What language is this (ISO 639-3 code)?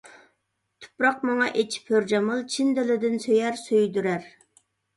uig